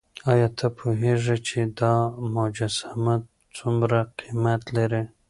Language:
Pashto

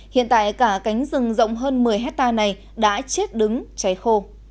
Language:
Vietnamese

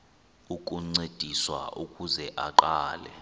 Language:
Xhosa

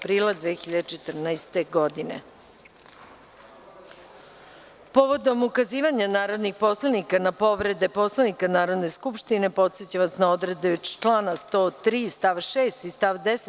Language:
Serbian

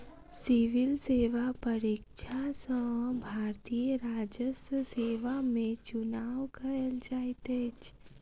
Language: Maithili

